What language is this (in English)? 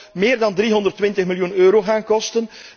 Dutch